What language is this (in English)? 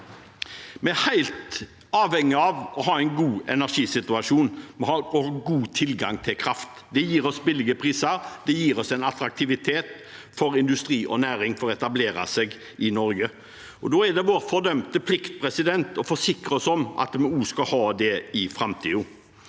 Norwegian